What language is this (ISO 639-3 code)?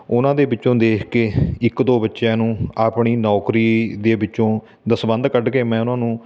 pan